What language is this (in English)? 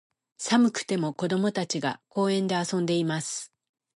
Japanese